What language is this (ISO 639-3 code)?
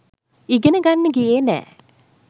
sin